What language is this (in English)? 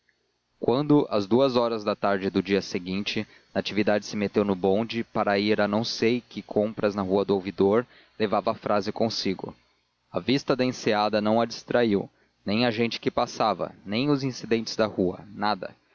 Portuguese